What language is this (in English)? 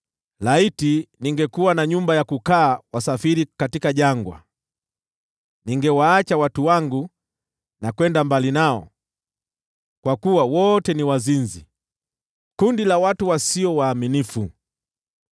Swahili